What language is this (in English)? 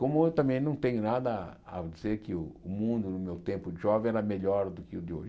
Portuguese